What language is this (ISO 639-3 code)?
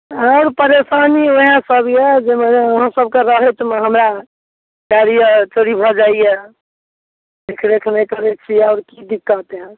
mai